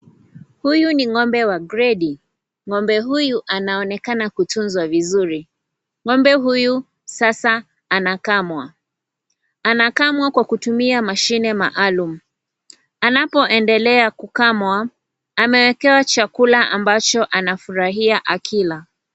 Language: Swahili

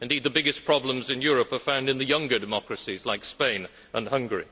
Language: English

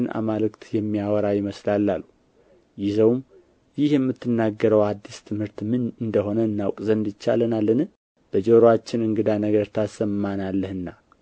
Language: Amharic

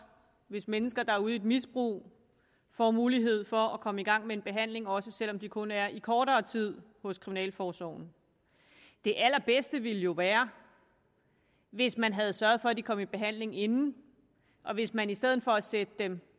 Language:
Danish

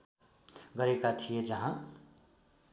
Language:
Nepali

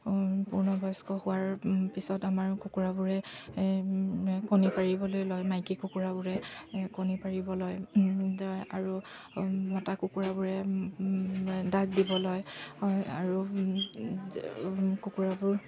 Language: Assamese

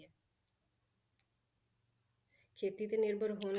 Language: Punjabi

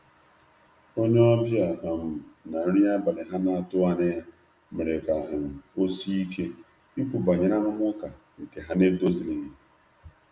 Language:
Igbo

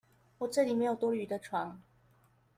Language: Chinese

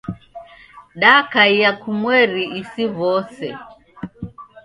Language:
Taita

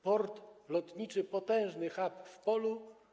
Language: Polish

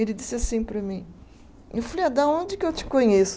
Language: Portuguese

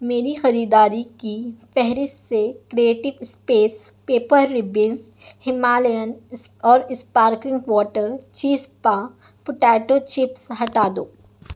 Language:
Urdu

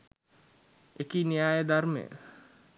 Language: Sinhala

